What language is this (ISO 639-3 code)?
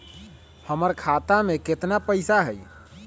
mag